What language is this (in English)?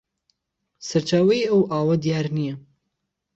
Central Kurdish